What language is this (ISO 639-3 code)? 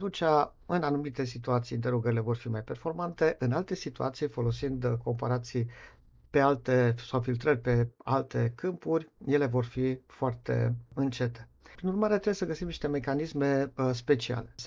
ron